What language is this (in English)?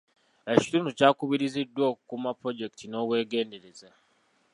Ganda